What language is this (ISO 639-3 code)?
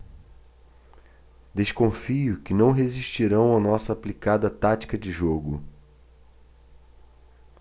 por